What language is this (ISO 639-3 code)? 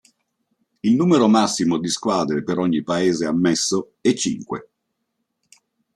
ita